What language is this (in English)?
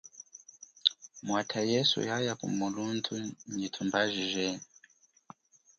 Chokwe